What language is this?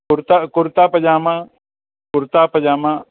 Sindhi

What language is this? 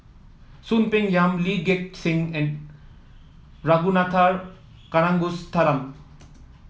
English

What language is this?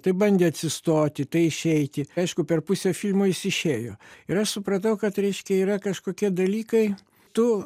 Lithuanian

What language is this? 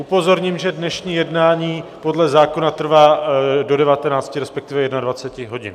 Czech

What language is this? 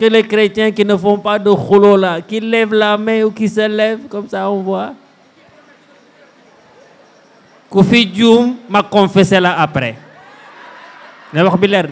French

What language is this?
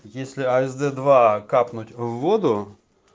Russian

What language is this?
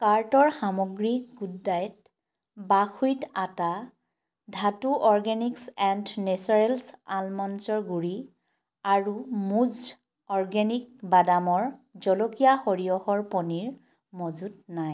Assamese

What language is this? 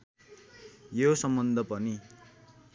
Nepali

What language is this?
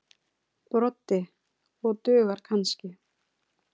Icelandic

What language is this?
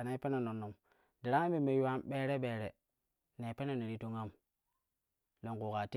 Kushi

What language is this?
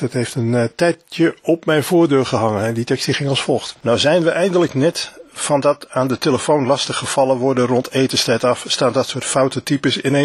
Dutch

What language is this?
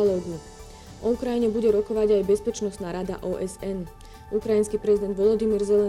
Slovak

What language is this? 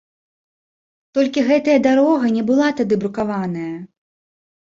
Belarusian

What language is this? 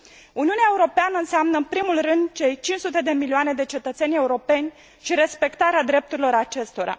Romanian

